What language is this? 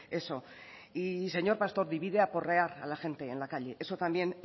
Spanish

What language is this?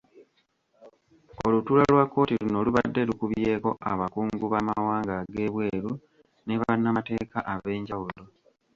Ganda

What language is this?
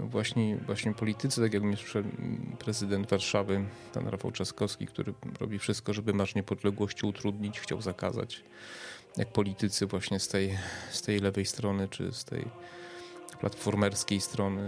Polish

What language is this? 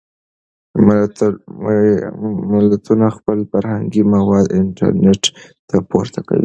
Pashto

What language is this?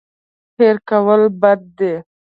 Pashto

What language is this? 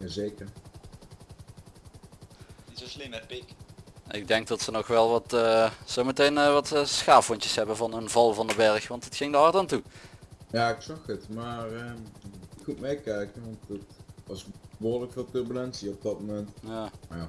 Dutch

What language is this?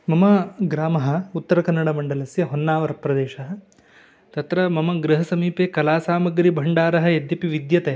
Sanskrit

